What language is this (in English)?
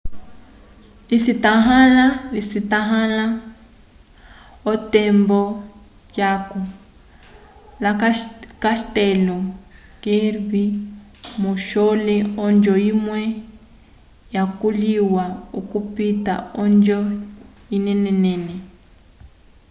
Umbundu